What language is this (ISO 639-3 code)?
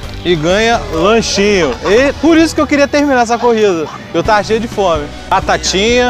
por